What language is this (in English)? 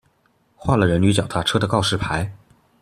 Chinese